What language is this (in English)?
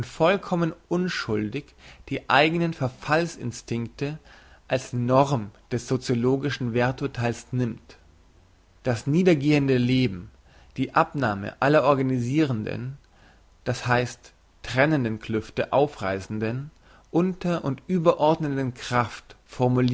German